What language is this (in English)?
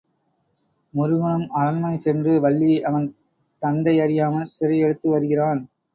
Tamil